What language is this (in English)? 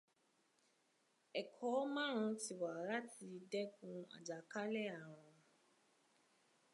Yoruba